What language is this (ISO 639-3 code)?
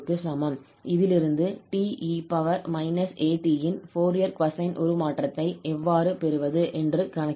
tam